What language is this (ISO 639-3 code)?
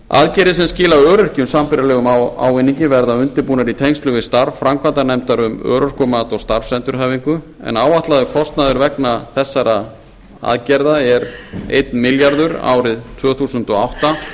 isl